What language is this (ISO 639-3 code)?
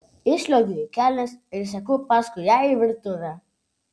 lit